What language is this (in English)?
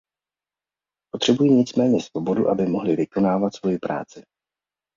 Czech